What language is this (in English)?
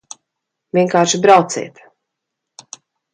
Latvian